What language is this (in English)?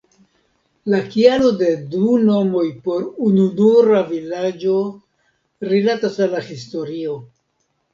Esperanto